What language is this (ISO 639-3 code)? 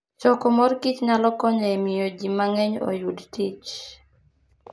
luo